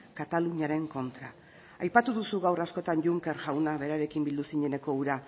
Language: Basque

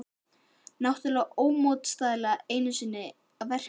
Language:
Icelandic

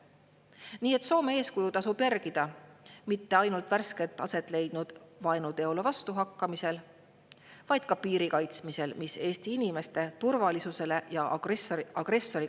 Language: Estonian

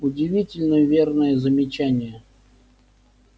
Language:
Russian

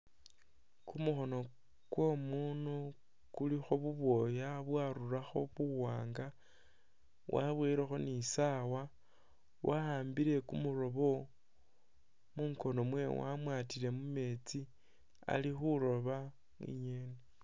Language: Masaaba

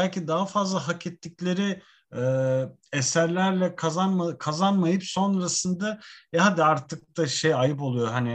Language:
Turkish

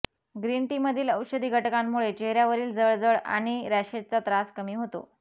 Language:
Marathi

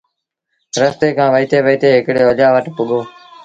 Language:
Sindhi Bhil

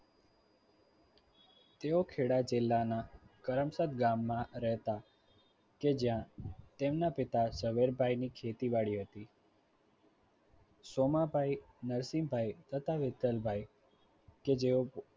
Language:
Gujarati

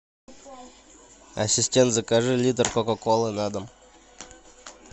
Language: Russian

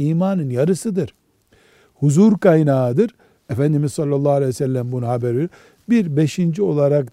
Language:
Turkish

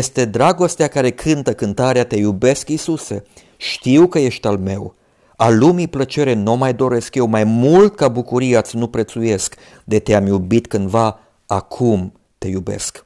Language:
Romanian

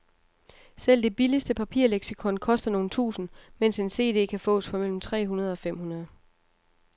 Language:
Danish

